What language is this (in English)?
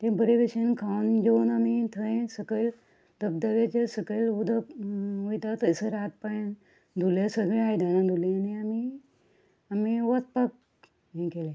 Konkani